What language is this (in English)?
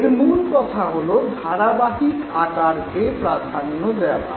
Bangla